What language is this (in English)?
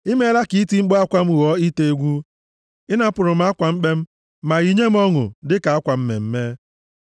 Igbo